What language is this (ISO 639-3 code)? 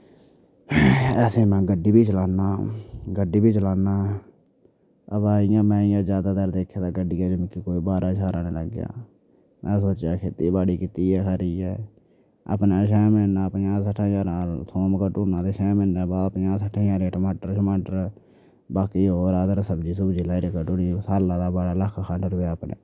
doi